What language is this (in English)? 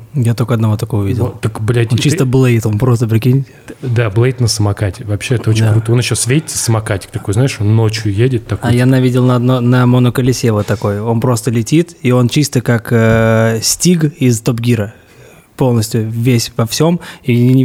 Russian